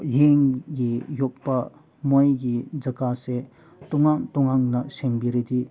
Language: Manipuri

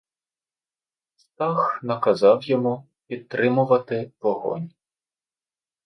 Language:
Ukrainian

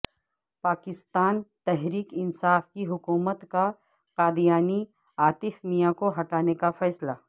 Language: Urdu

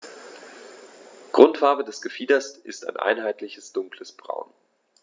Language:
German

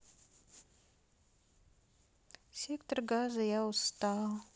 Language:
Russian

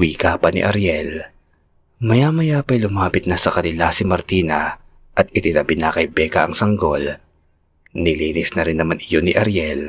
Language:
Filipino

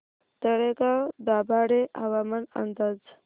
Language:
Marathi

